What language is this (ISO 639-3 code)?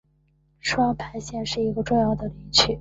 zho